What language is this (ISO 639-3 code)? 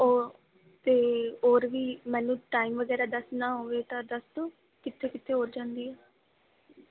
pan